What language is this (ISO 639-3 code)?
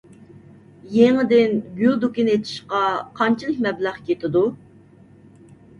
uig